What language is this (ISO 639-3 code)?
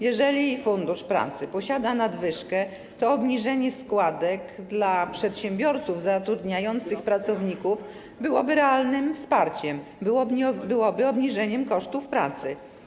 pol